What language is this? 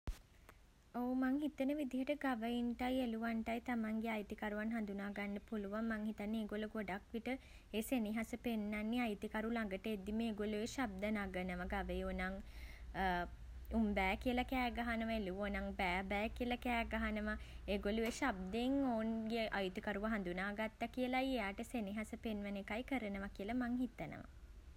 Sinhala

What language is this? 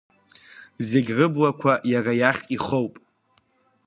Abkhazian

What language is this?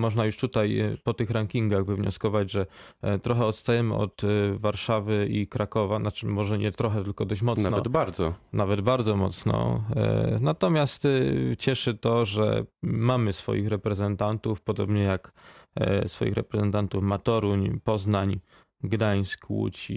Polish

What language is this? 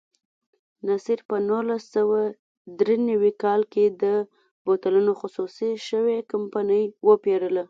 Pashto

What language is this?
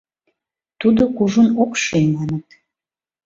Mari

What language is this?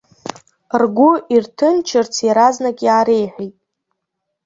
Abkhazian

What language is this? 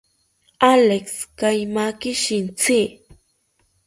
South Ucayali Ashéninka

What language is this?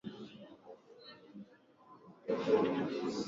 Swahili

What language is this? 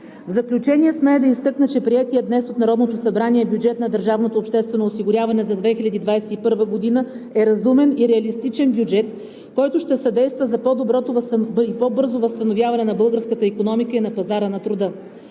Bulgarian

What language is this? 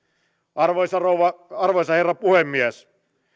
Finnish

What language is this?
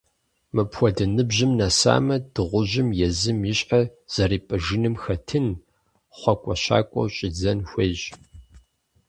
Kabardian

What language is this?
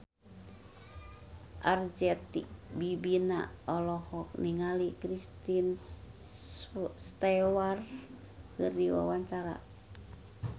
Sundanese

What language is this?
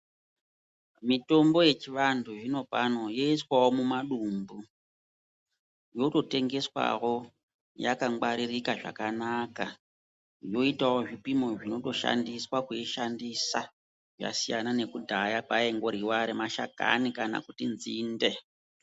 Ndau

